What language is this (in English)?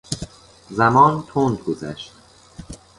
Persian